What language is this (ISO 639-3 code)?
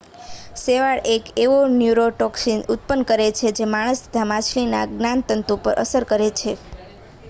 guj